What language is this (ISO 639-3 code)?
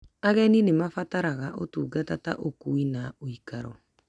kik